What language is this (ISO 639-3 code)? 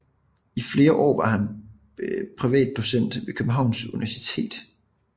dan